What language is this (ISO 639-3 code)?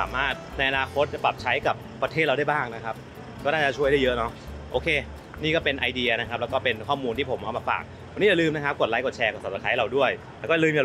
tha